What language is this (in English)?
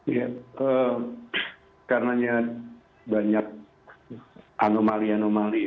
Indonesian